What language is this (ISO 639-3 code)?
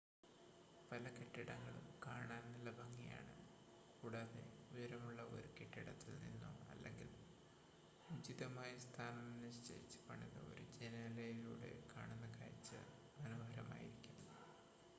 mal